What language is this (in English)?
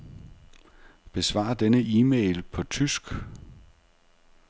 Danish